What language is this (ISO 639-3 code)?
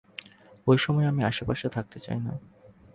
ben